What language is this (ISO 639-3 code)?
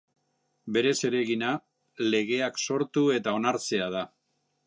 eus